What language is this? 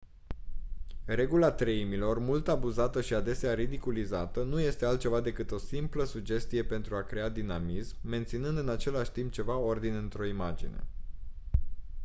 Romanian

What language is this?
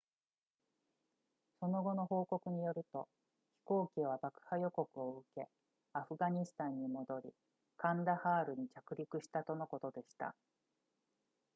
Japanese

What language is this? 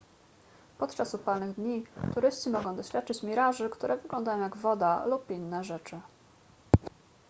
Polish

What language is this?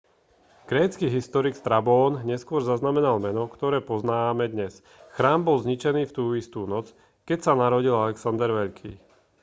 Slovak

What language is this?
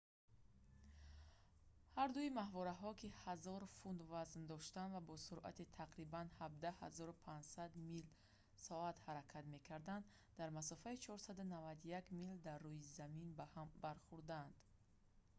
Tajik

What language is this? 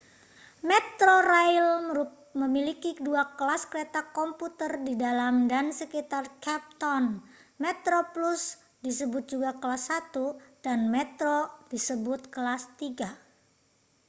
Indonesian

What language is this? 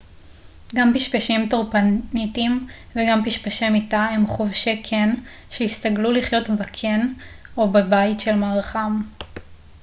Hebrew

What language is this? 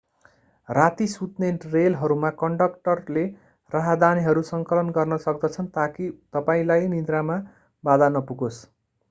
Nepali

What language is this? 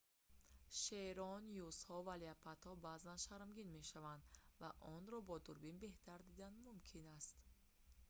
Tajik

